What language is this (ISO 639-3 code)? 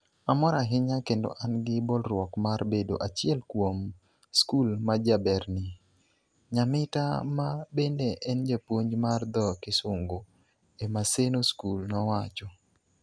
luo